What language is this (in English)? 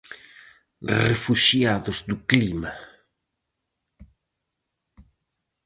Galician